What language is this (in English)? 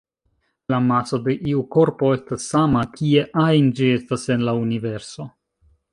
Esperanto